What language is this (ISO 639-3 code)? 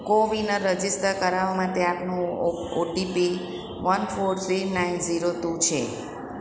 guj